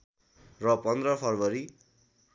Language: Nepali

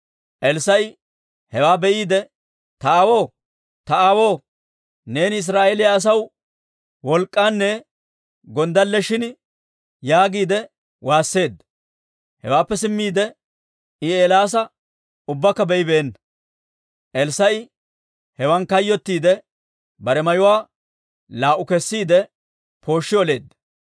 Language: Dawro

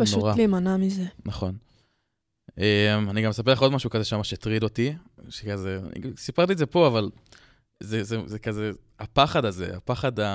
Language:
Hebrew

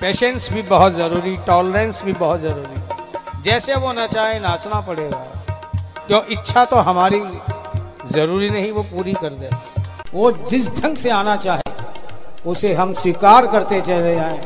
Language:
Hindi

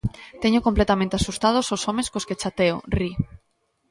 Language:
Galician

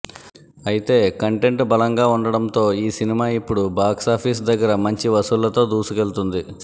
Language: Telugu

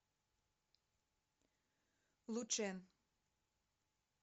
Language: Russian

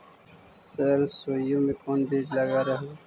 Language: Magahi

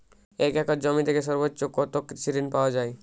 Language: Bangla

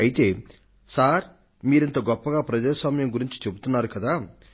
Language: Telugu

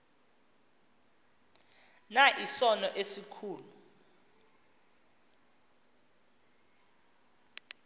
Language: Xhosa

